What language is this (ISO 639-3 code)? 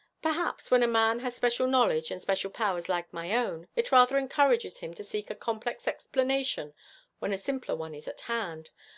eng